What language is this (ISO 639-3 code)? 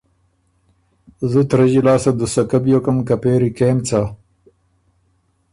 oru